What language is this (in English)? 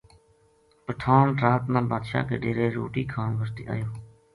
Gujari